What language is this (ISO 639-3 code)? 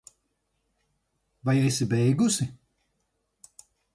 lav